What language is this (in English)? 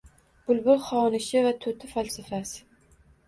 Uzbek